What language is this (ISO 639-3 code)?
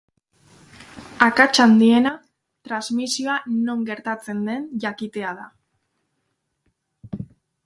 eus